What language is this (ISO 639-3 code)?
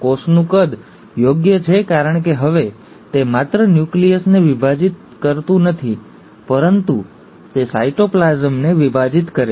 guj